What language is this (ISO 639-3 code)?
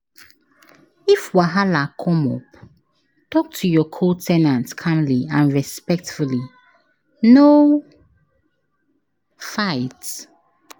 pcm